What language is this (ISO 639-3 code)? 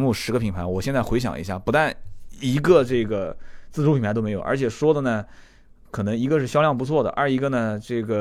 zho